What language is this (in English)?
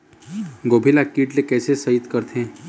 Chhattisgarhi